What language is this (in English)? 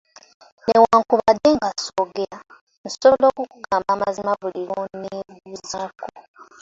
Ganda